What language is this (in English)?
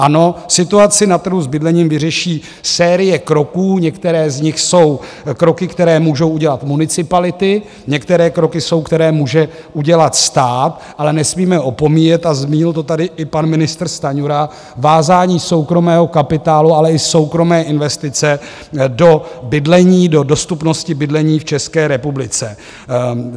Czech